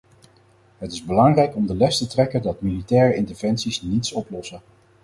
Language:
Dutch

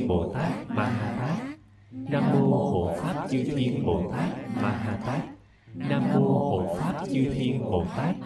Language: Vietnamese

